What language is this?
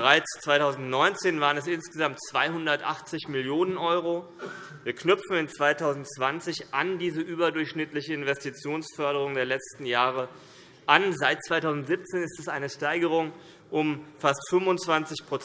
German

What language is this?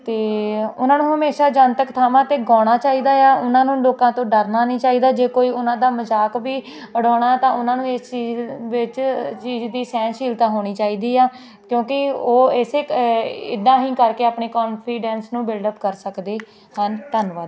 Punjabi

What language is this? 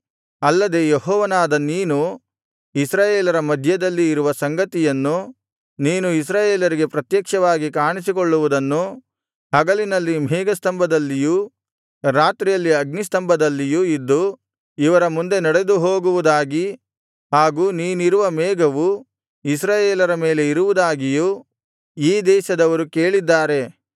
Kannada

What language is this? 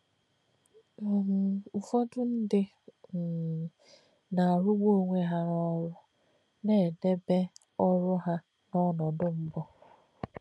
Igbo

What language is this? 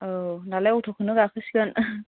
Bodo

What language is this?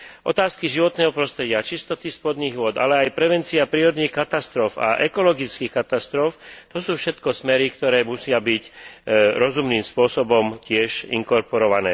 Slovak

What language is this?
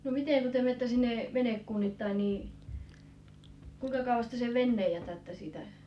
Finnish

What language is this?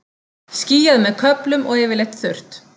Icelandic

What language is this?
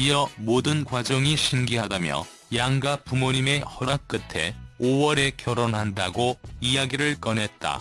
Korean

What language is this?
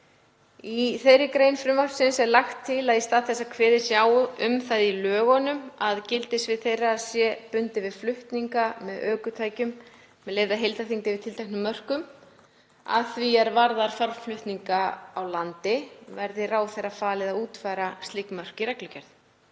Icelandic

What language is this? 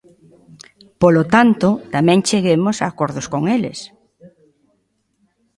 Galician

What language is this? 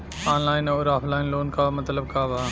Bhojpuri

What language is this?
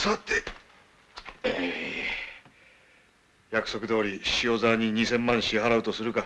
Japanese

